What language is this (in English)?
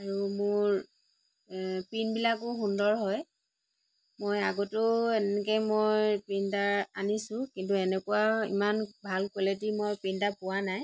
Assamese